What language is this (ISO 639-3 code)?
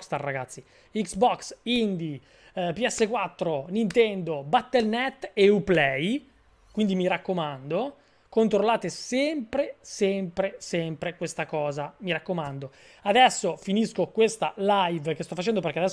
ita